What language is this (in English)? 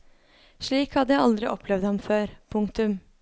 Norwegian